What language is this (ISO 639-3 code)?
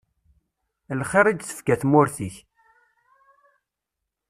kab